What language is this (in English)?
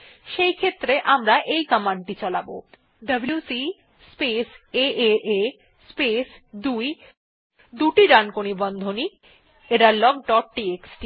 Bangla